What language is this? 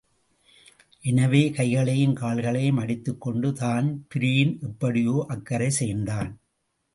Tamil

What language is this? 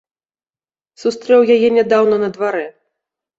Belarusian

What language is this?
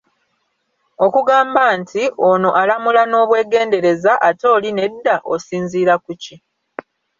Ganda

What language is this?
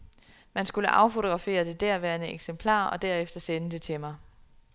Danish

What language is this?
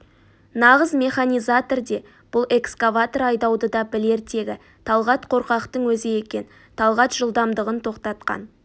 Kazakh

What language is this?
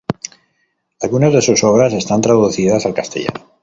Spanish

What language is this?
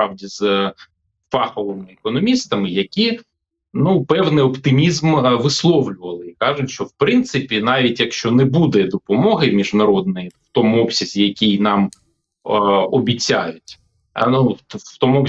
Ukrainian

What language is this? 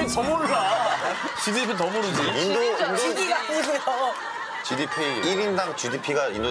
Korean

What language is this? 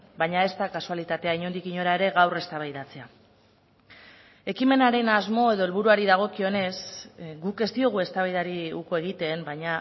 Basque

